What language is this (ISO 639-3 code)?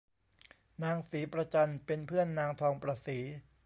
tha